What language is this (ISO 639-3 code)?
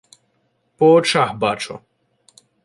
ukr